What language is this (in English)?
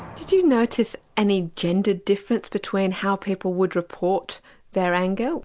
English